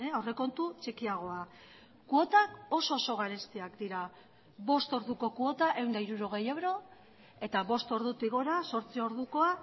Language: Basque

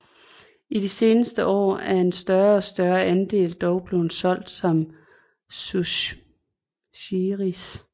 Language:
Danish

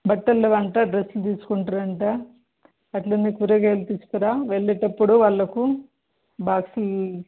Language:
Telugu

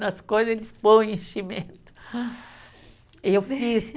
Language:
Portuguese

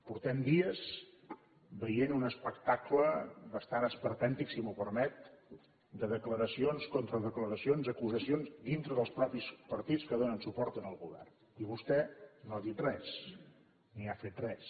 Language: Catalan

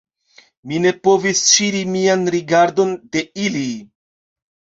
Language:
Esperanto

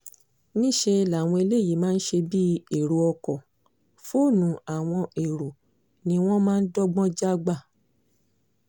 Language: Yoruba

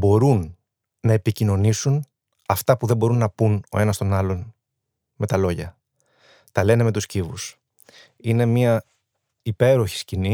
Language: Greek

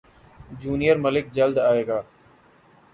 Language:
Urdu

